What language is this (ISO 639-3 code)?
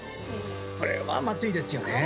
jpn